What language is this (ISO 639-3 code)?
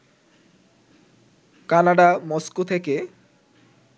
ben